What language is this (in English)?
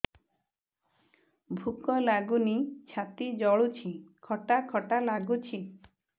Odia